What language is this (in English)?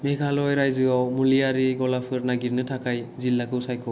Bodo